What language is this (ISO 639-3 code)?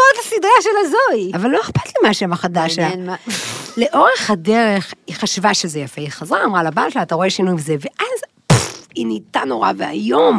heb